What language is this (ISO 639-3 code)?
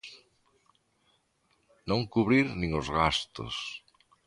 glg